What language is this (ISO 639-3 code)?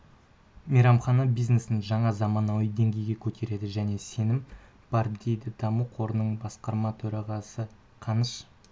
kaz